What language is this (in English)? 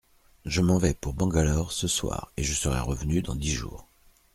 French